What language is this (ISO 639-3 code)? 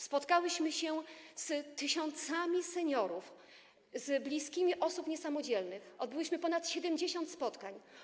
pol